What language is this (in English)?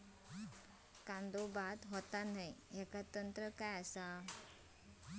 Marathi